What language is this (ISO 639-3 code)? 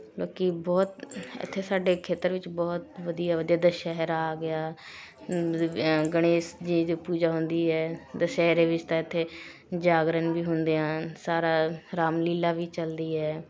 pan